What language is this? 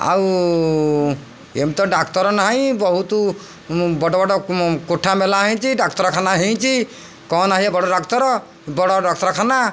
Odia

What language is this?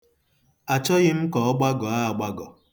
Igbo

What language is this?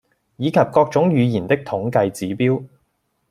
Cantonese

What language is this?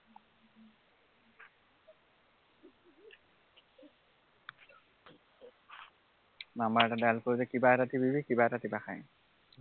Assamese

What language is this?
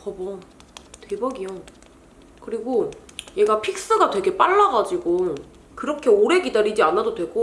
Korean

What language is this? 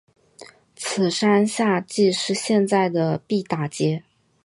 Chinese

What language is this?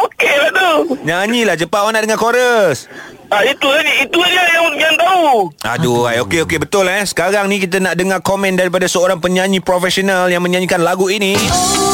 Malay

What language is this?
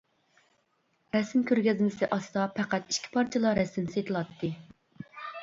Uyghur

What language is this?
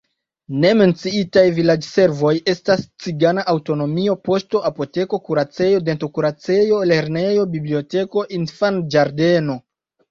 Esperanto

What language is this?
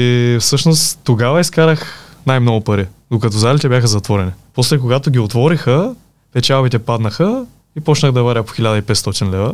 Bulgarian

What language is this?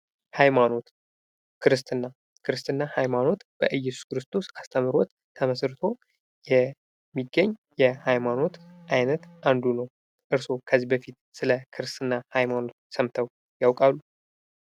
Amharic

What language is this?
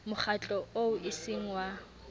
Southern Sotho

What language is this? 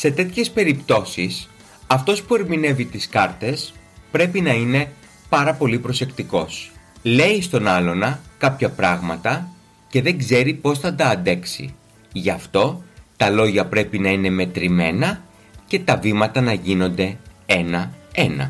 Greek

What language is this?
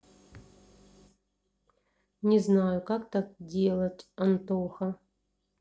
Russian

